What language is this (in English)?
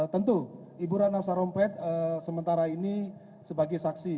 Indonesian